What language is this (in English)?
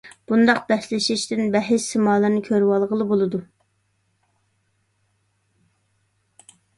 Uyghur